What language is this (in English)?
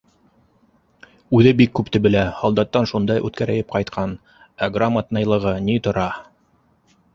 Bashkir